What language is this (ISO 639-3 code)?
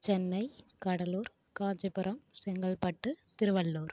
tam